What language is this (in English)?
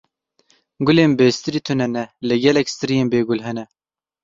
Kurdish